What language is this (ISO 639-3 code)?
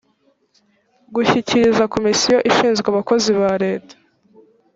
kin